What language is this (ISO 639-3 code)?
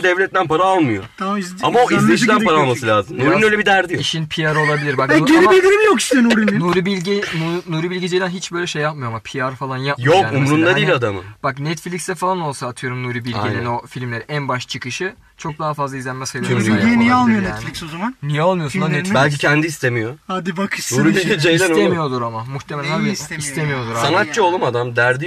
tur